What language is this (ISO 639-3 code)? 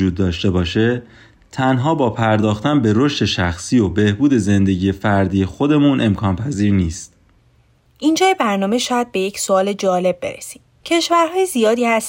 fas